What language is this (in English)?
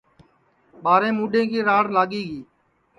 Sansi